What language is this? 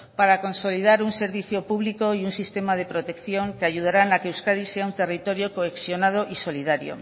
Spanish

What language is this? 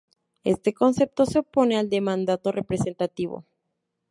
Spanish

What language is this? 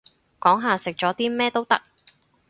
Cantonese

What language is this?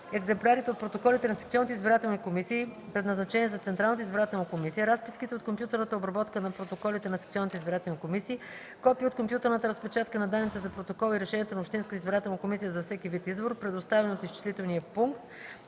Bulgarian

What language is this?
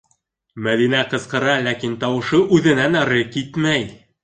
Bashkir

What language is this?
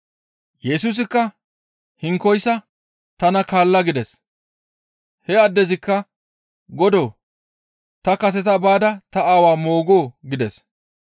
Gamo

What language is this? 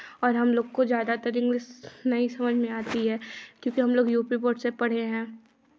Hindi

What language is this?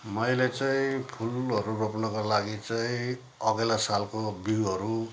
Nepali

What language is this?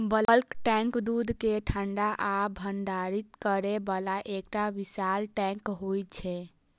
Maithili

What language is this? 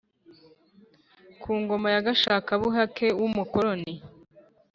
Kinyarwanda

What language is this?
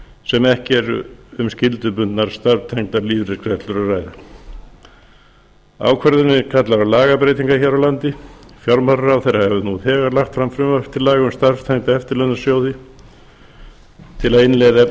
Icelandic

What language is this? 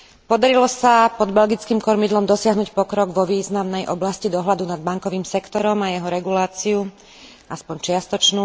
Slovak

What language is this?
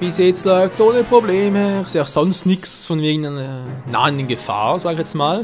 German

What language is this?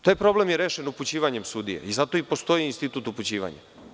Serbian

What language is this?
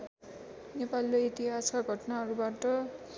Nepali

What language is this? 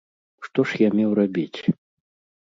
Belarusian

